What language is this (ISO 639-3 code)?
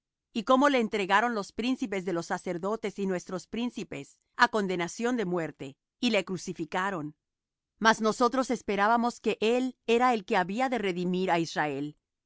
spa